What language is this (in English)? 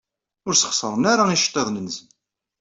Kabyle